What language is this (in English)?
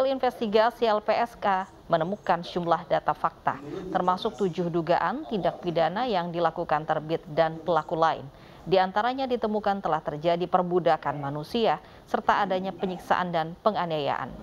Indonesian